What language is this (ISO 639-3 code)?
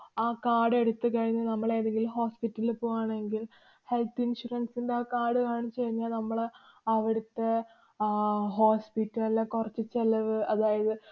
mal